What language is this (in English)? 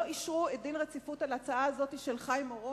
Hebrew